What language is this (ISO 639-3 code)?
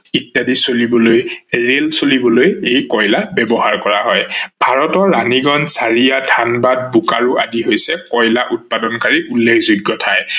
asm